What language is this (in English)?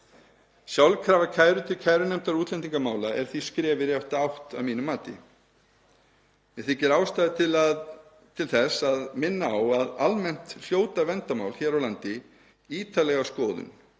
Icelandic